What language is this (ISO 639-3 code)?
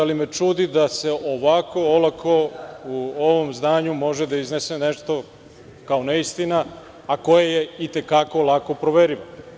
srp